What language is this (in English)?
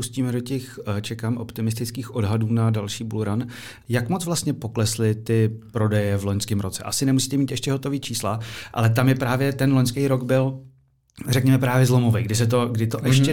Czech